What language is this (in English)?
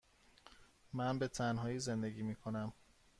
Persian